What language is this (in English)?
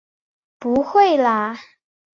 Chinese